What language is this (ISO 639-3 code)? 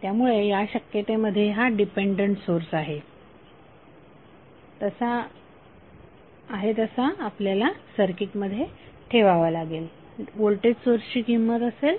mar